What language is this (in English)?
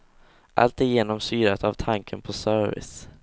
Swedish